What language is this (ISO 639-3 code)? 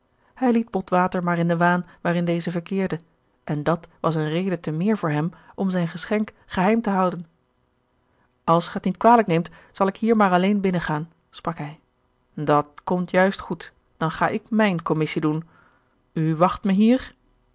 nld